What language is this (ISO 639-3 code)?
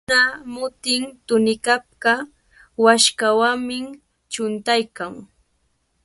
qvl